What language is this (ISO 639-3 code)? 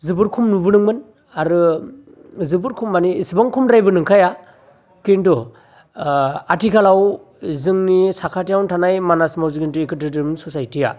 brx